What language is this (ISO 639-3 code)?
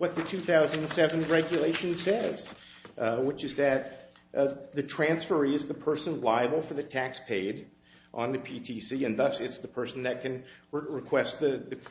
eng